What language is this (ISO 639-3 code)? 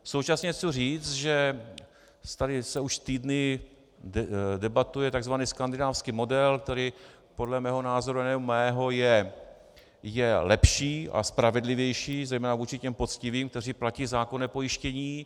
ces